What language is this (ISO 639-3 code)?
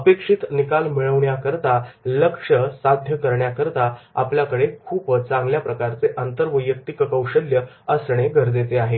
mar